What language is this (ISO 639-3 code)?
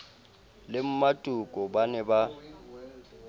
sot